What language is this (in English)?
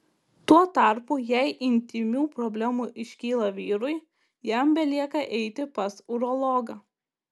Lithuanian